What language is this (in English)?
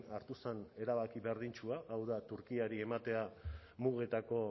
Basque